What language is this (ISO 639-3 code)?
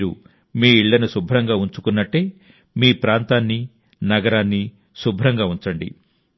tel